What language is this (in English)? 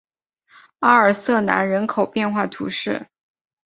Chinese